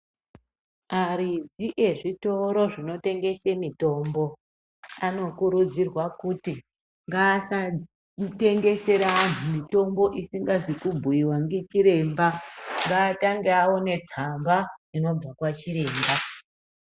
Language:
Ndau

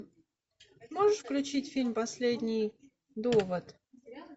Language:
Russian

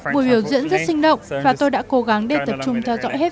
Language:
Vietnamese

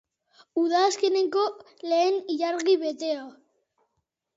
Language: Basque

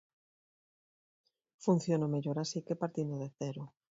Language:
Galician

